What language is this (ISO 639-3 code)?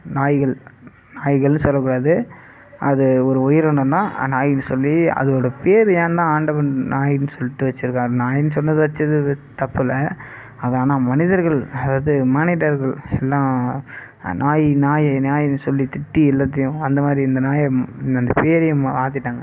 tam